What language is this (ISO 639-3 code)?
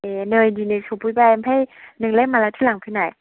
brx